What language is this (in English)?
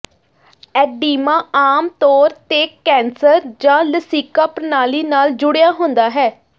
Punjabi